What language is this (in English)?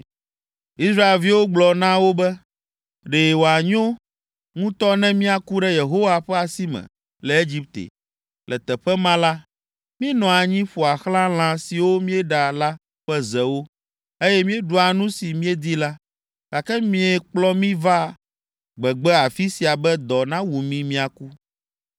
Ewe